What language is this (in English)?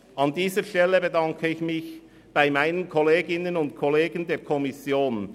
Swiss German